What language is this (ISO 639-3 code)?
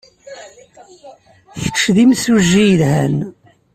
kab